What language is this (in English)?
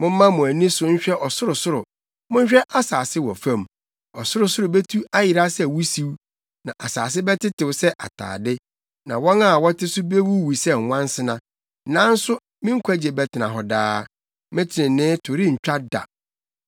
Akan